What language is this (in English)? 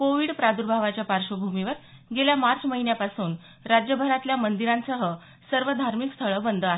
Marathi